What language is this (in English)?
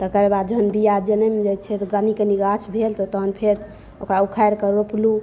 Maithili